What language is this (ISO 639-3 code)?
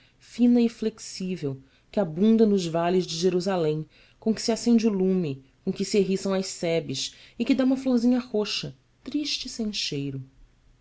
por